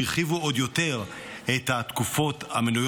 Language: Hebrew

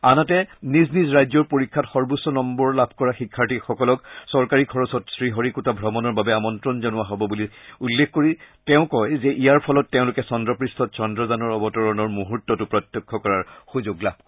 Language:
Assamese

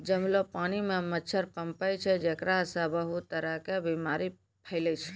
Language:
Maithili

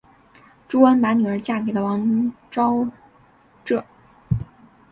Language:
Chinese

